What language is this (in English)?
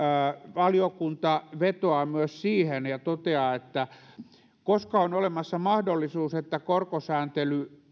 Finnish